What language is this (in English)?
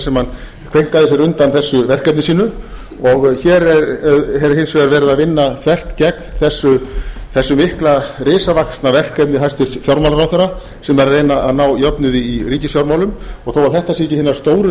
Icelandic